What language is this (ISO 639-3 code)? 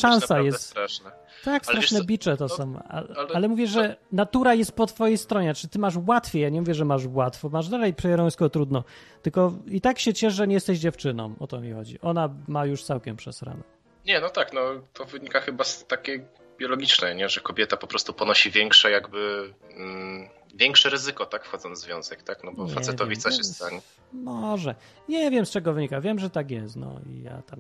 pol